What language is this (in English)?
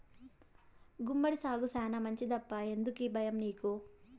Telugu